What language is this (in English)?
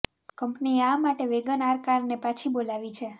Gujarati